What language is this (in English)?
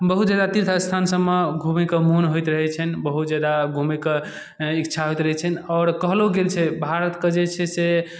Maithili